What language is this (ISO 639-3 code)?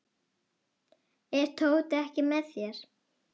isl